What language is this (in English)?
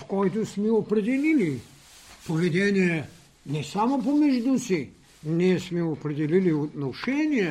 Bulgarian